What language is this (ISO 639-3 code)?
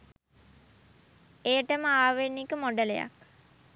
sin